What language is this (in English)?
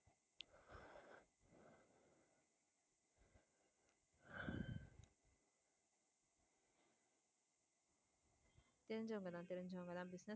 Tamil